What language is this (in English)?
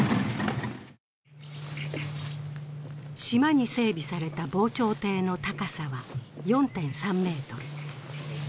Japanese